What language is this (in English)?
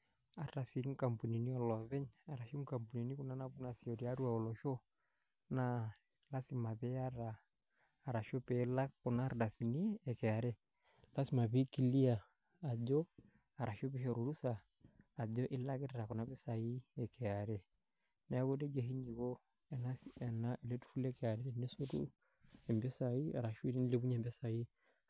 Masai